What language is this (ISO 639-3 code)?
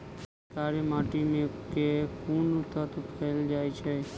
mai